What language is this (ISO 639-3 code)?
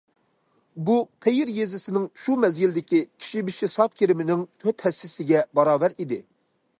uig